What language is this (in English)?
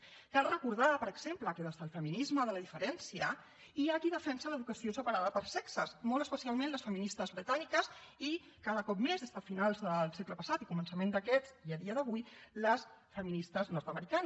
Catalan